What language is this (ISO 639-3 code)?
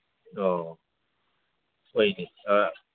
mni